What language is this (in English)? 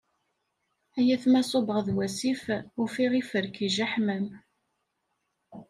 Kabyle